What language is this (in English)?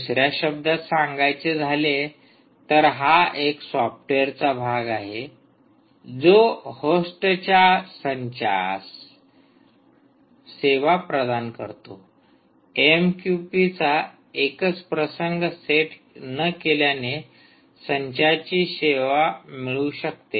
Marathi